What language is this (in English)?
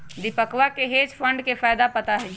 Magahi